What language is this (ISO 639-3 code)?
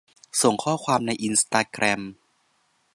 tha